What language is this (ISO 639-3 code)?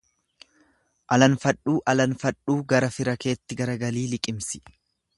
orm